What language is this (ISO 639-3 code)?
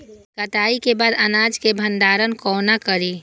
mai